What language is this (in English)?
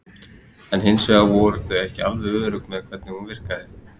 Icelandic